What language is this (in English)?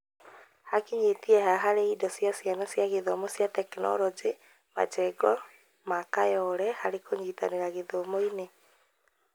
Kikuyu